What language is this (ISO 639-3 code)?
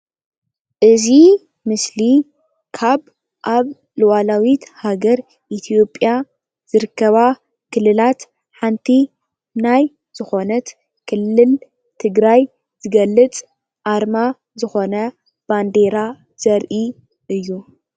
tir